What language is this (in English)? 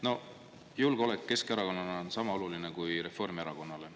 Estonian